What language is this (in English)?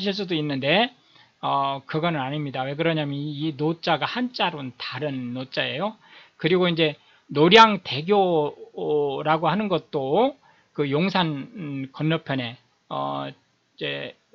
Korean